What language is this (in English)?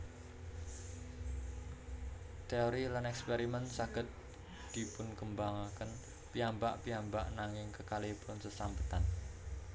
Javanese